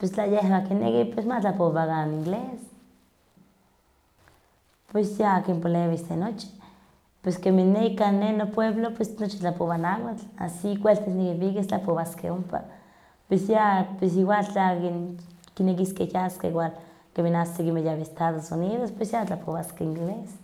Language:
Huaxcaleca Nahuatl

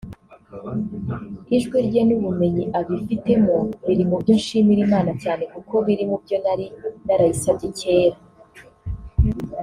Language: Kinyarwanda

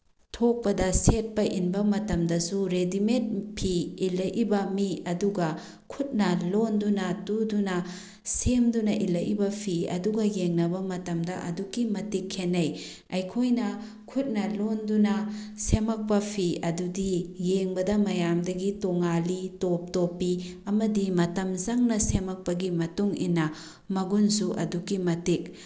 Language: Manipuri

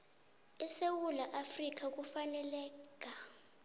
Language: South Ndebele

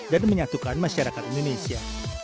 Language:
Indonesian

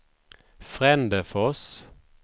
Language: Swedish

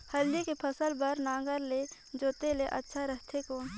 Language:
Chhattisgarhi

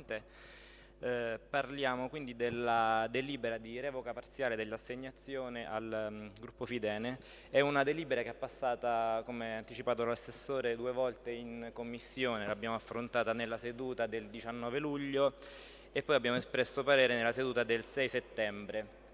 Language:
Italian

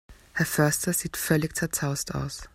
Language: German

